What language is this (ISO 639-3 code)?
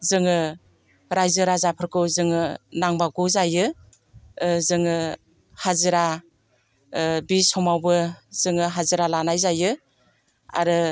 brx